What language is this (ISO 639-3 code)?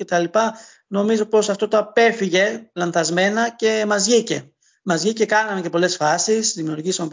ell